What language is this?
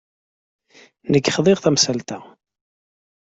Kabyle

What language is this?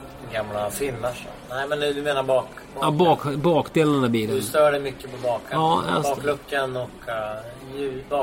Swedish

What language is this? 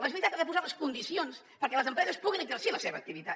Catalan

